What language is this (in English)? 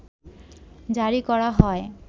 Bangla